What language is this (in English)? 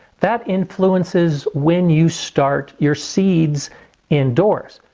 English